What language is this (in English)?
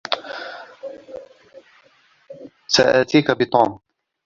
Arabic